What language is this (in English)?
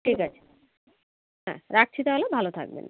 Bangla